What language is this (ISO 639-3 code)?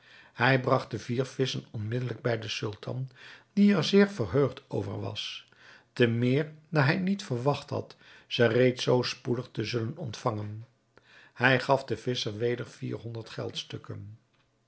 nld